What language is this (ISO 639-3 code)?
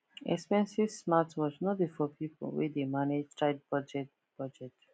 pcm